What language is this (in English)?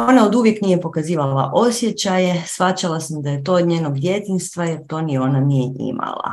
Croatian